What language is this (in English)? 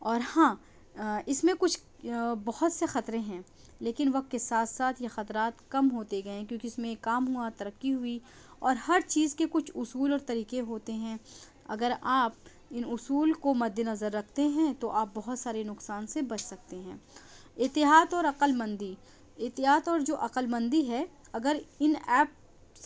Urdu